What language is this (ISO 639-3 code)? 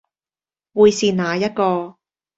yue